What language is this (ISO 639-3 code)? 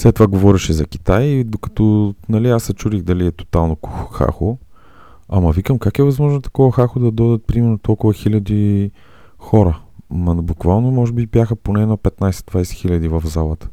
bul